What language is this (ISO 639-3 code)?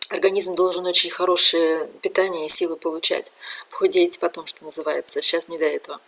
rus